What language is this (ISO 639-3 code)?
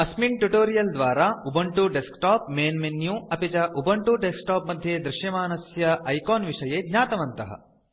san